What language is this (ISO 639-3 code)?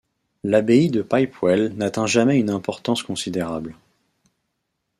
fra